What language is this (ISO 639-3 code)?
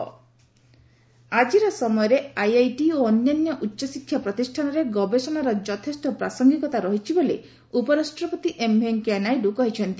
ori